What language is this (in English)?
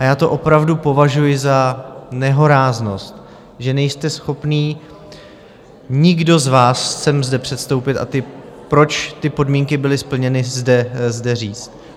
Czech